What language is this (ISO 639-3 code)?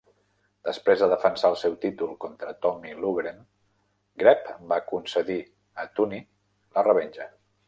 cat